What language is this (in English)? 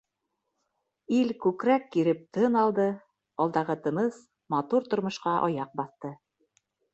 Bashkir